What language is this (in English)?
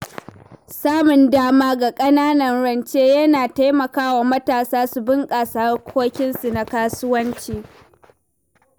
Hausa